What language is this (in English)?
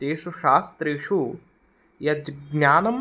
Sanskrit